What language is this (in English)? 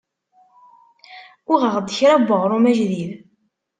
Kabyle